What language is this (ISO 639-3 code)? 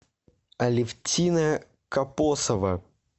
rus